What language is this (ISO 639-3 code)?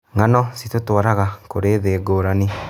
kik